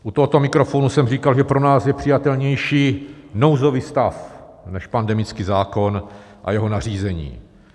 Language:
Czech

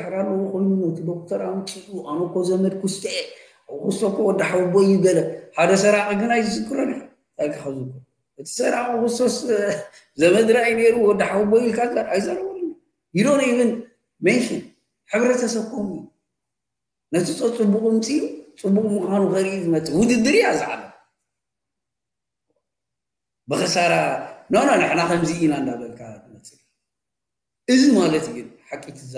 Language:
Arabic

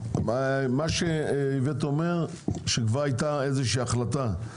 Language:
Hebrew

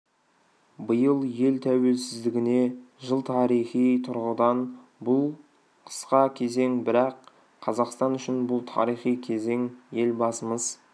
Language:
Kazakh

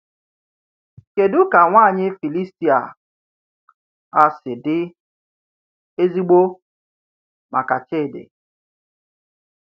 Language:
Igbo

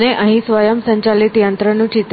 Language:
Gujarati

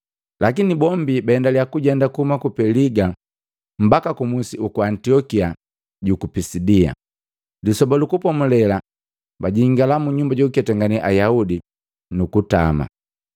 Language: Matengo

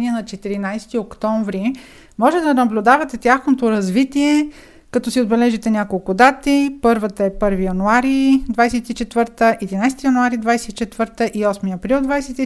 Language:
Bulgarian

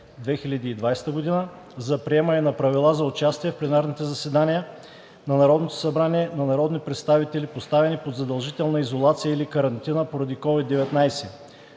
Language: Bulgarian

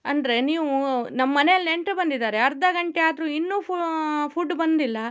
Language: Kannada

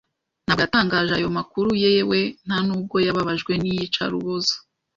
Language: Kinyarwanda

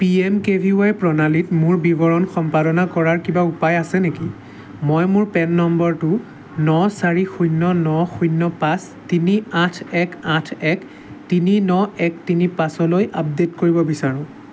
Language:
Assamese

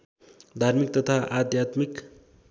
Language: Nepali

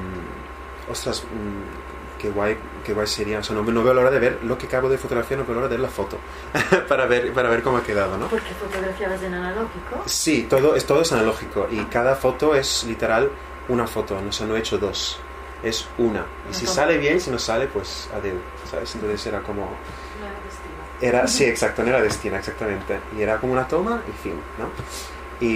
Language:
Spanish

